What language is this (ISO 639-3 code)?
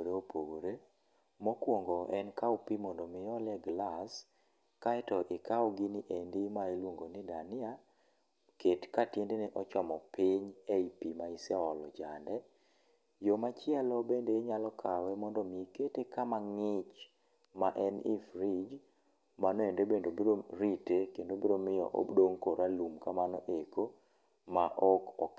luo